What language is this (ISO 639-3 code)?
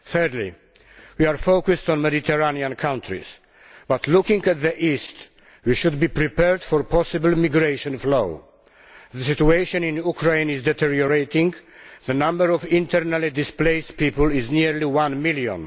eng